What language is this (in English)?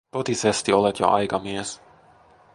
Finnish